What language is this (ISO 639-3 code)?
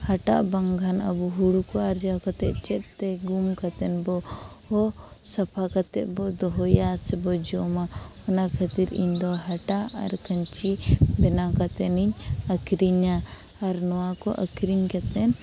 sat